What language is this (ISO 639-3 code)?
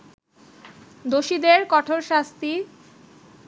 ben